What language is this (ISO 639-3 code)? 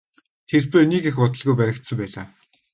mon